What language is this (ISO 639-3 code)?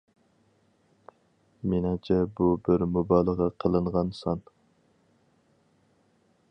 uig